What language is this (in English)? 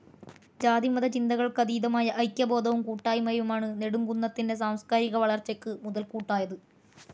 Malayalam